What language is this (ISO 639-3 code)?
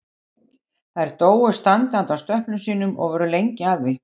isl